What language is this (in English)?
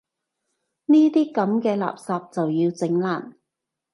Cantonese